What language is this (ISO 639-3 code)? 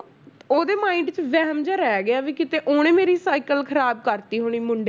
pan